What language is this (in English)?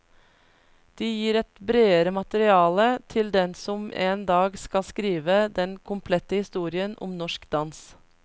Norwegian